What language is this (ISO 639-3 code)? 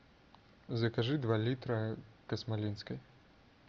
rus